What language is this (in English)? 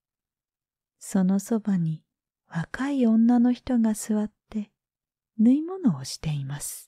Japanese